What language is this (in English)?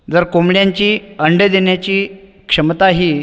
Marathi